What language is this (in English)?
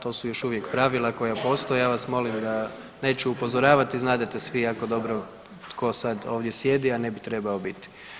Croatian